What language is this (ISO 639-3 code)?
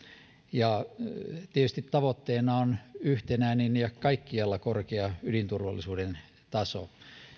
fin